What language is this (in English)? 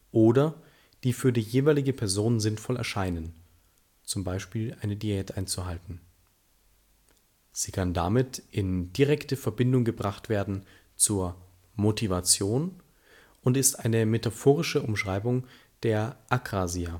German